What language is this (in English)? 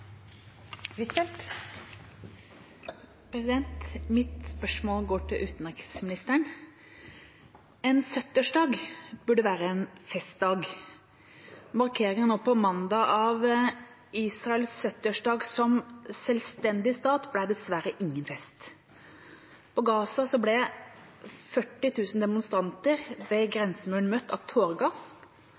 Norwegian Bokmål